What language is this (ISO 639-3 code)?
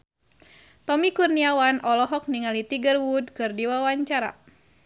sun